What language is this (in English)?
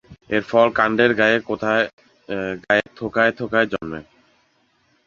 Bangla